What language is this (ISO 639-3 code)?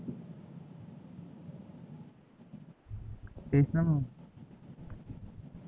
mar